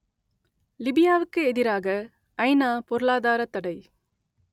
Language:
Tamil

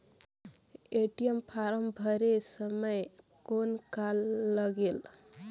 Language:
Chhattisgarhi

